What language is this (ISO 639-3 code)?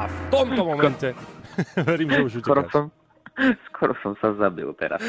slk